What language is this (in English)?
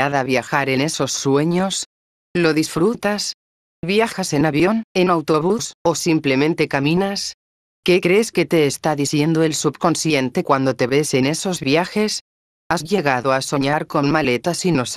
Spanish